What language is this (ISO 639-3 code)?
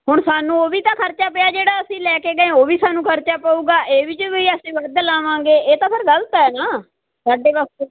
pan